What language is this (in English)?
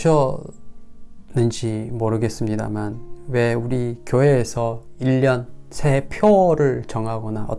Korean